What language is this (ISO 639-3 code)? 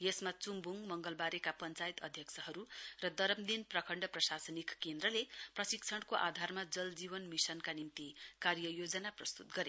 nep